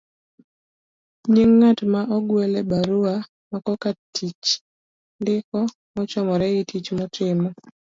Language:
Luo (Kenya and Tanzania)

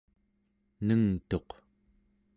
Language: Central Yupik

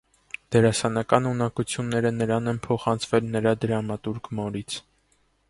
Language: Armenian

